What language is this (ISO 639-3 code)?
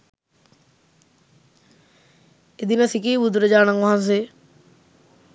sin